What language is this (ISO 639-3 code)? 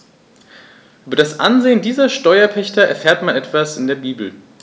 deu